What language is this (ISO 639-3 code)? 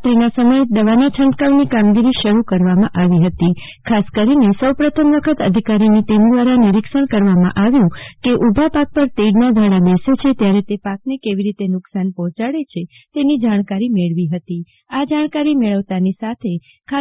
guj